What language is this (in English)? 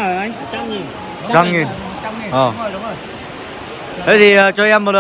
Vietnamese